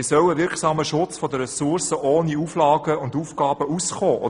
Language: Swiss German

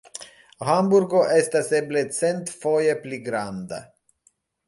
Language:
Esperanto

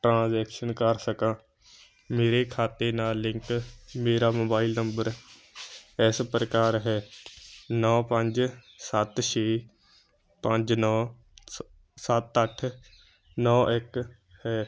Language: Punjabi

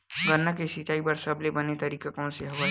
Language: Chhattisgarhi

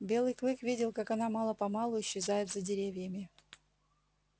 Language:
Russian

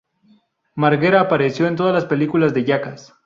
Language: Spanish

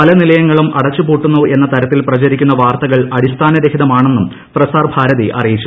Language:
Malayalam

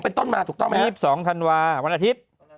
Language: Thai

